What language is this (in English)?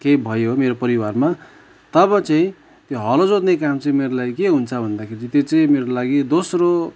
Nepali